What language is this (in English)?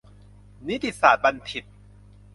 Thai